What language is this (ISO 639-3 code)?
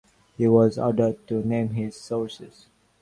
eng